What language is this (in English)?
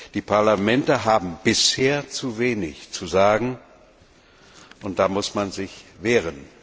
German